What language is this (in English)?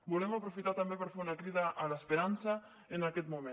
Catalan